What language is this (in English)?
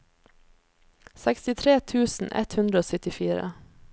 Norwegian